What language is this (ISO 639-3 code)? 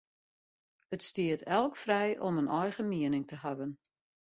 fry